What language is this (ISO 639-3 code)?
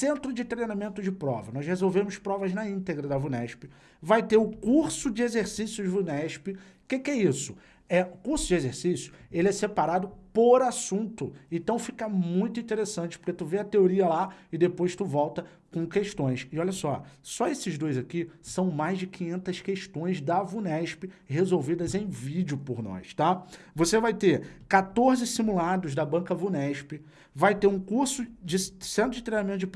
por